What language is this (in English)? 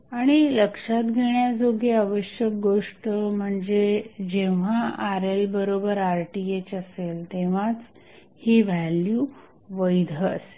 Marathi